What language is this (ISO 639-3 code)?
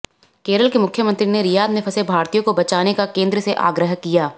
hin